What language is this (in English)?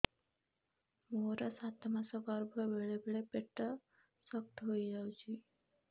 Odia